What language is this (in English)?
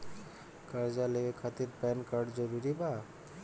Bhojpuri